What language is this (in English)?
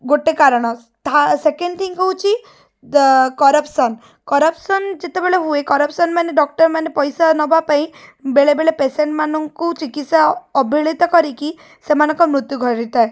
Odia